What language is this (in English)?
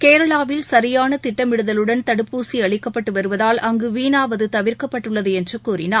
Tamil